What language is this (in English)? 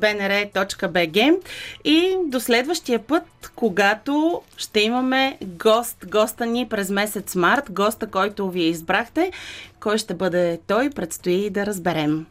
Bulgarian